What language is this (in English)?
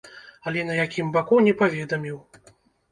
Belarusian